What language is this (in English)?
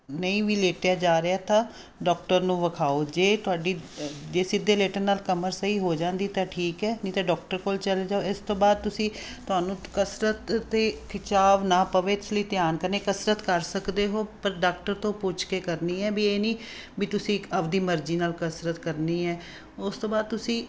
Punjabi